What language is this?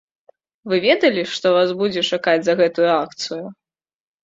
Belarusian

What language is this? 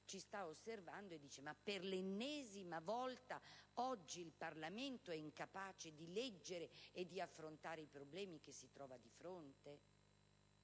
Italian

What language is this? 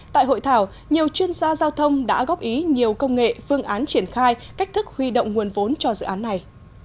Vietnamese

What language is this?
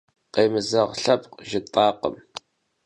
Kabardian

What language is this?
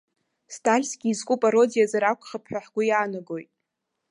Abkhazian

